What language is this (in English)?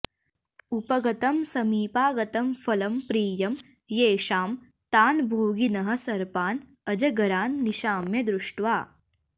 Sanskrit